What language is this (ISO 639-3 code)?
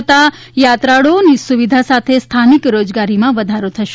guj